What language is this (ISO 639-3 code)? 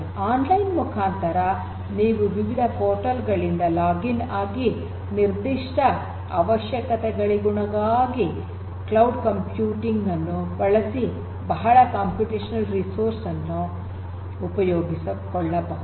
kan